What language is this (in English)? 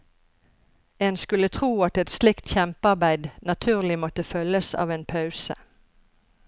Norwegian